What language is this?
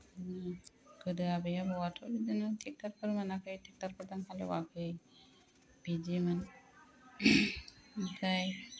Bodo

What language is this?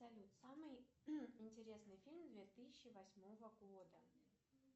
Russian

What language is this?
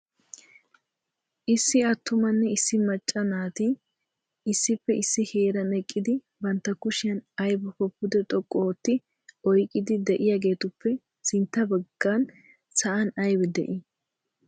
Wolaytta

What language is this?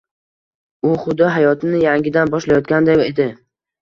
Uzbek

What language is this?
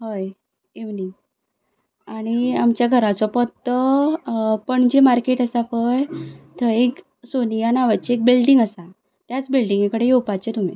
Konkani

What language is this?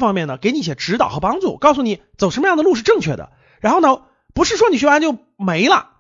Chinese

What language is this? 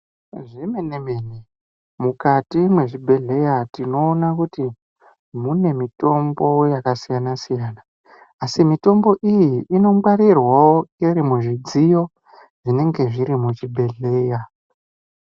Ndau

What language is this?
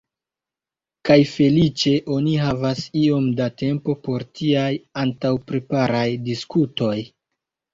Esperanto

